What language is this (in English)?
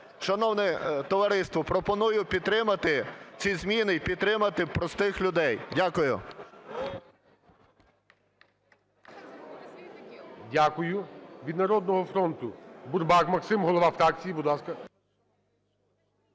Ukrainian